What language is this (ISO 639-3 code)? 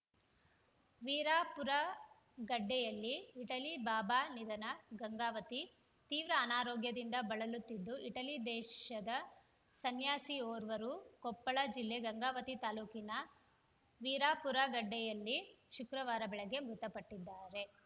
kan